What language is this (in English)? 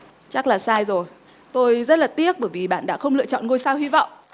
Vietnamese